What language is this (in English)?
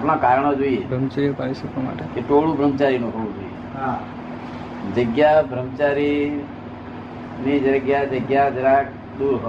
Gujarati